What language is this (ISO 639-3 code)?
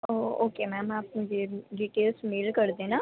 urd